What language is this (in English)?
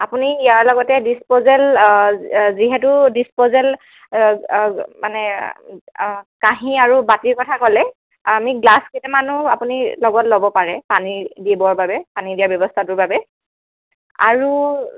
Assamese